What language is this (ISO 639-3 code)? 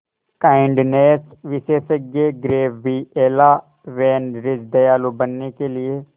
hin